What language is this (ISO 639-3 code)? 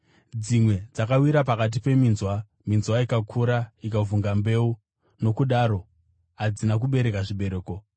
sna